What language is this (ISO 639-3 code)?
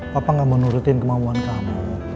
ind